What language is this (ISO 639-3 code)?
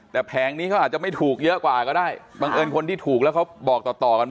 tha